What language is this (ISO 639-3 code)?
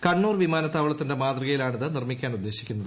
mal